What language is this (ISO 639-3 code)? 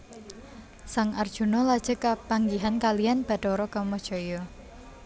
jav